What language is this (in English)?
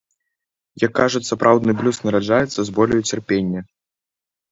Belarusian